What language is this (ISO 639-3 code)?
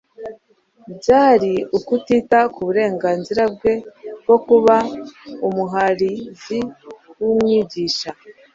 kin